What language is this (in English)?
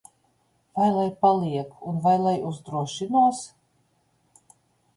Latvian